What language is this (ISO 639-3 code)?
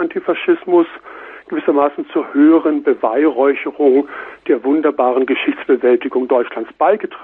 deu